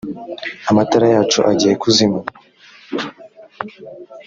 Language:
Kinyarwanda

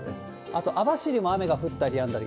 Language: Japanese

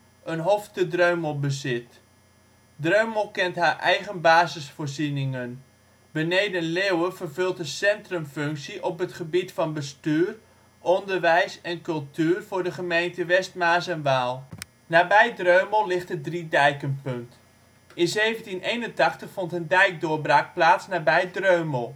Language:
Dutch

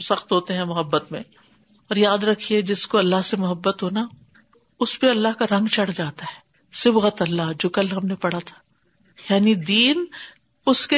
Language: Urdu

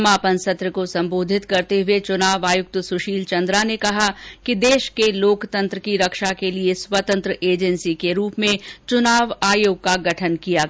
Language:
Hindi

